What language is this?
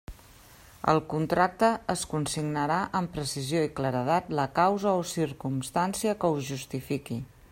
Catalan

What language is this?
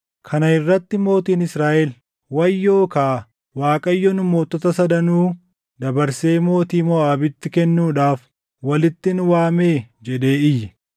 Oromo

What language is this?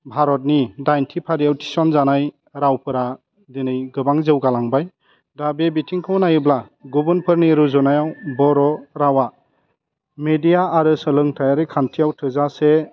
Bodo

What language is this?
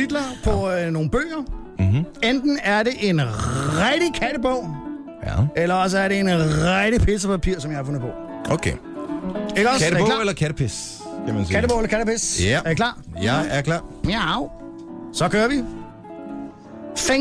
Danish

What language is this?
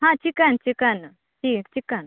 Kannada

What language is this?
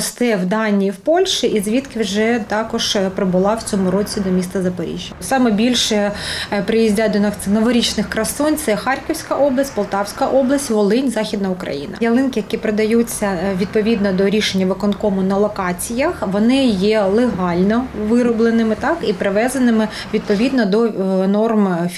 Ukrainian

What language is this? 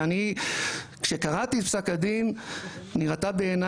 Hebrew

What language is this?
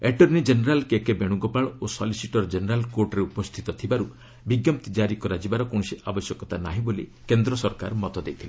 Odia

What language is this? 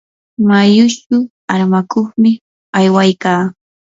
Yanahuanca Pasco Quechua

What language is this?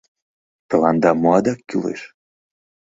Mari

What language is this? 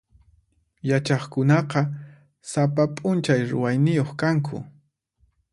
Puno Quechua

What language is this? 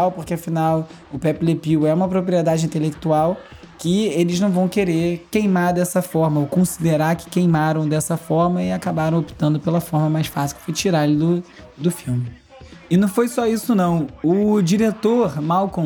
Portuguese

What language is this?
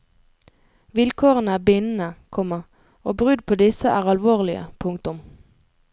Norwegian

